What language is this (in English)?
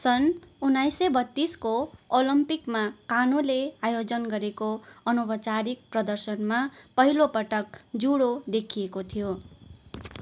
Nepali